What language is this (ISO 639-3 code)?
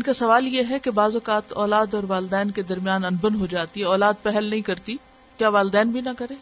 urd